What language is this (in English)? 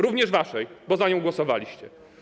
Polish